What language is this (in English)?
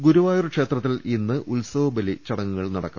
Malayalam